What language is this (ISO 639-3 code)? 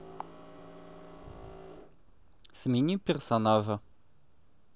rus